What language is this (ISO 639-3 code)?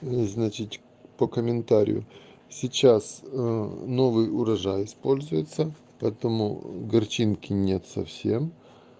rus